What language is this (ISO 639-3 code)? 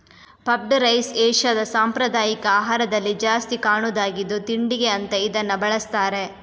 kan